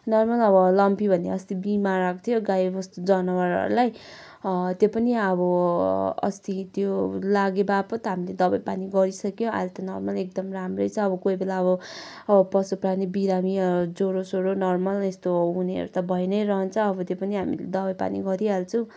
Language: Nepali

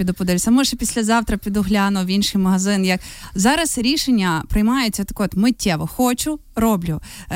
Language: Ukrainian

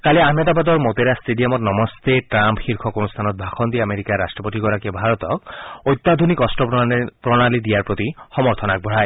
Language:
Assamese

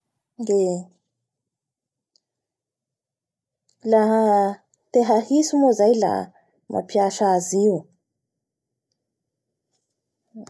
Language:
Bara Malagasy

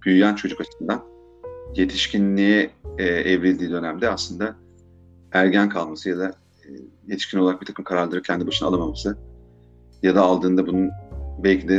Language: Turkish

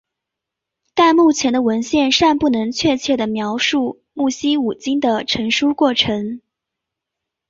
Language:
Chinese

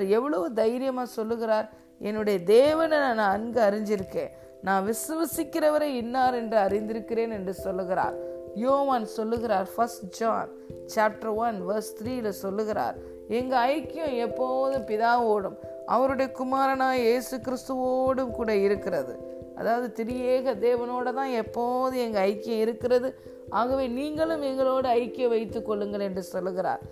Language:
Tamil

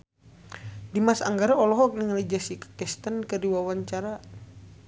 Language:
Sundanese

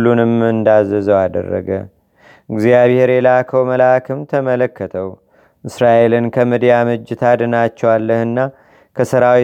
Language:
Amharic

